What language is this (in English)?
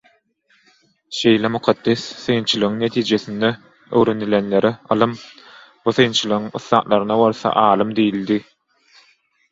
Turkmen